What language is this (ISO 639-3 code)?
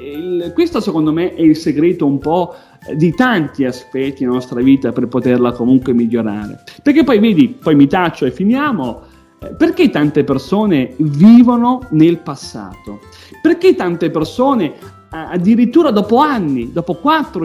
ita